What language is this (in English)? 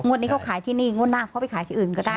Thai